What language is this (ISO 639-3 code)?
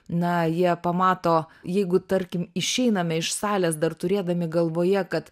lit